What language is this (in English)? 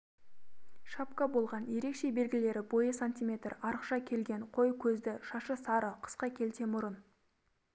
Kazakh